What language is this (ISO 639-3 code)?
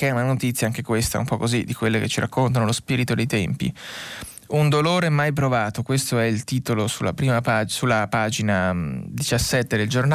ita